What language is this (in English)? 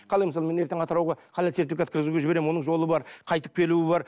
Kazakh